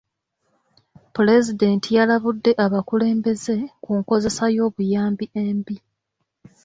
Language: Ganda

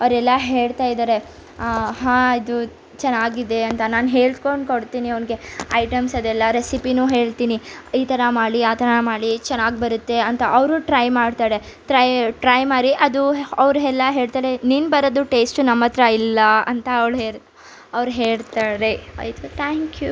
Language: Kannada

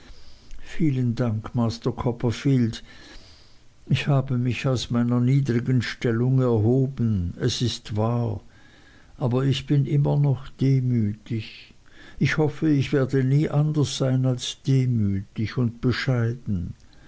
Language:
German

